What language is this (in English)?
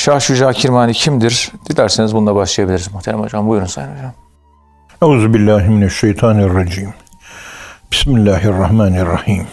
Turkish